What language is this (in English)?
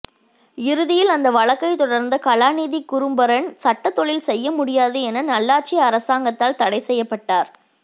Tamil